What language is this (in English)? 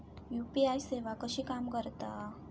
Marathi